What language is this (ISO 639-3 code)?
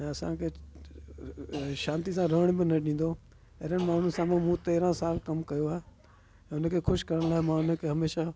snd